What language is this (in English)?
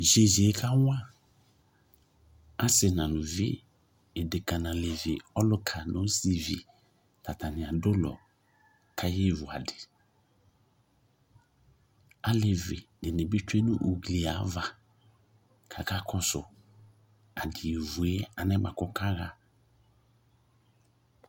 Ikposo